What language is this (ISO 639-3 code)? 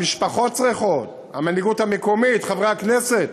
heb